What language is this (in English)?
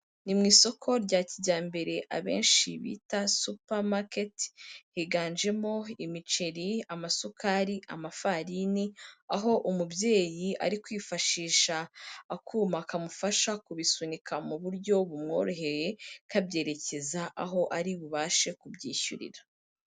Kinyarwanda